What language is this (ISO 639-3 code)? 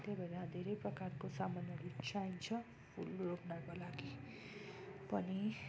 nep